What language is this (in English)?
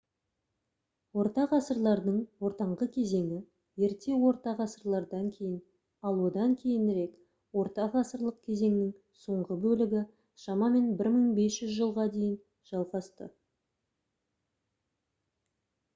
Kazakh